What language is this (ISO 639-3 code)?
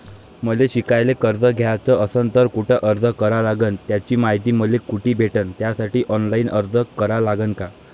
mar